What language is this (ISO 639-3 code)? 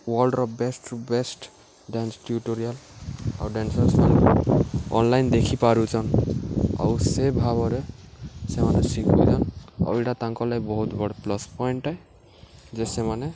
ori